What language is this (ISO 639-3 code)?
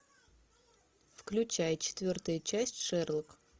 rus